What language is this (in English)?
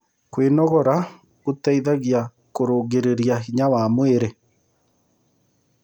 Kikuyu